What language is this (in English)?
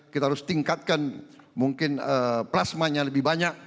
Indonesian